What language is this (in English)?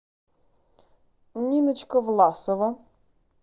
Russian